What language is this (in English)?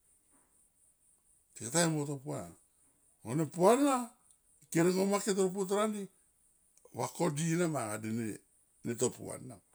Tomoip